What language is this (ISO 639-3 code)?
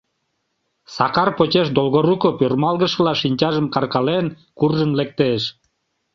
chm